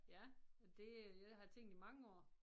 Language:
Danish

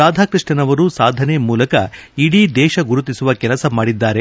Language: Kannada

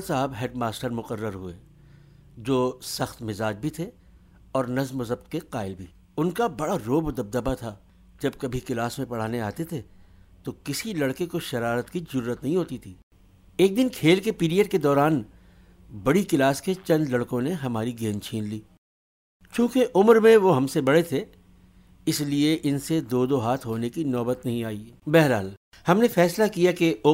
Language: Urdu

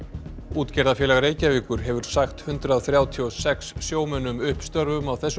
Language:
Icelandic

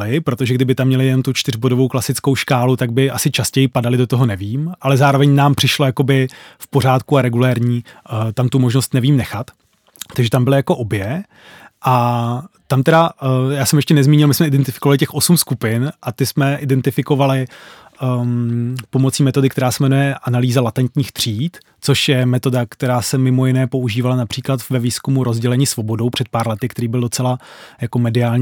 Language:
Czech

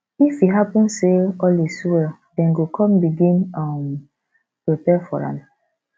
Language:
Nigerian Pidgin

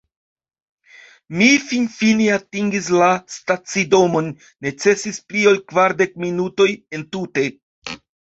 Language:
Esperanto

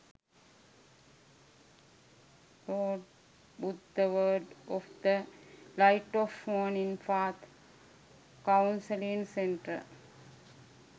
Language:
Sinhala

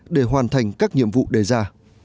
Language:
Vietnamese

